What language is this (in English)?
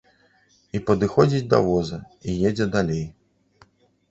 Belarusian